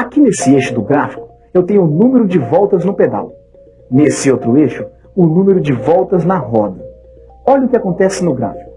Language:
Portuguese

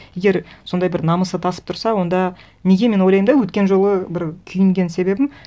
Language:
Kazakh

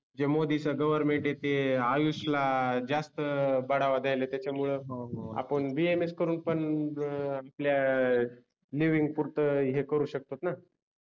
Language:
Marathi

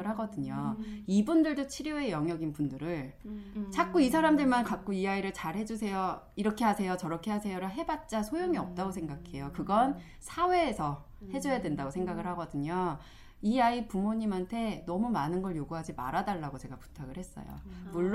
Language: Korean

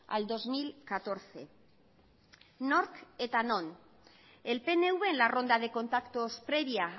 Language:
Spanish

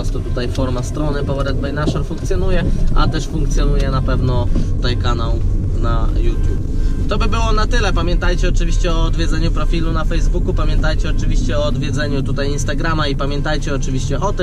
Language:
Polish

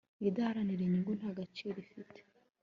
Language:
Kinyarwanda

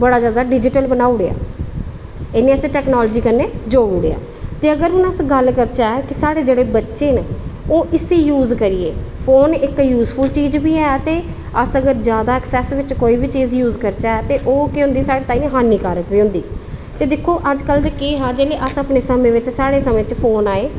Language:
Dogri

